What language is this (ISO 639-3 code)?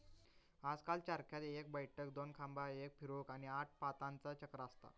mar